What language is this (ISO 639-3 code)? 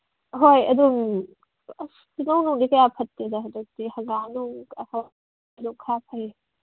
mni